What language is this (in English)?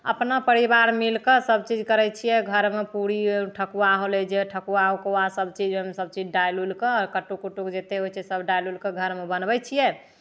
Maithili